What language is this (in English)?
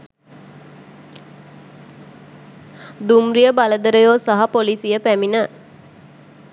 Sinhala